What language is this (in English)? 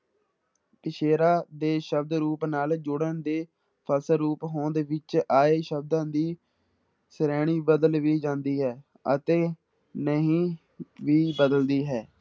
Punjabi